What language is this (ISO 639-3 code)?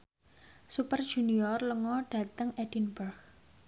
jav